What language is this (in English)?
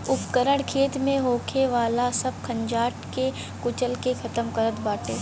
Bhojpuri